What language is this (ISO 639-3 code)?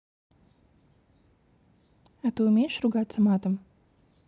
rus